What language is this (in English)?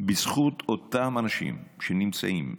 Hebrew